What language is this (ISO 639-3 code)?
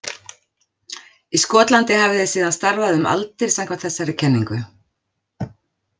isl